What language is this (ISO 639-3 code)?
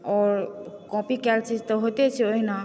mai